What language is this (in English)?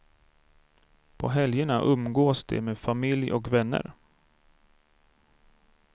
Swedish